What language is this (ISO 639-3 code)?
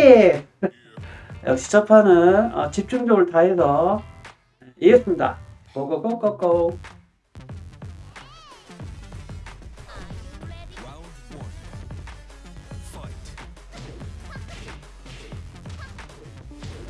kor